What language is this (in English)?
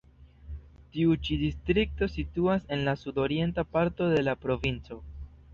Esperanto